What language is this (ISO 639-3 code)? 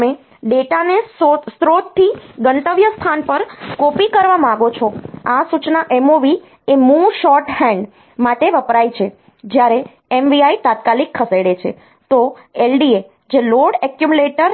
guj